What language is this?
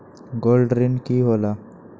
Magahi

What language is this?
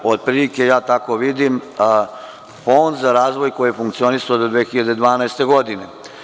Serbian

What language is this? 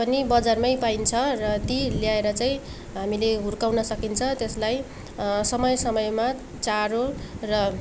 Nepali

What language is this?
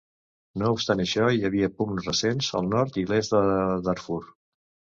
Catalan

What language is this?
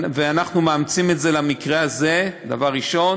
Hebrew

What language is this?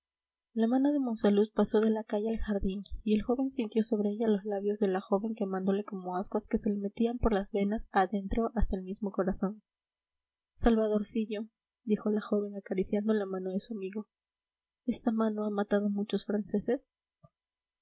Spanish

